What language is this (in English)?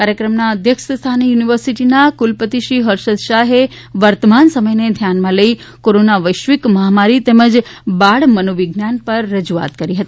Gujarati